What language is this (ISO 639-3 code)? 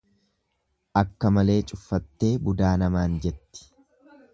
orm